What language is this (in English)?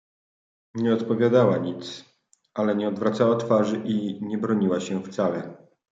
Polish